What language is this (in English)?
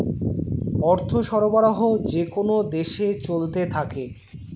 Bangla